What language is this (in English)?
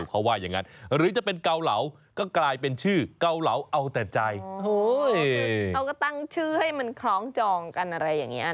Thai